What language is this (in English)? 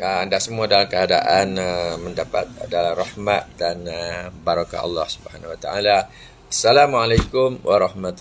Malay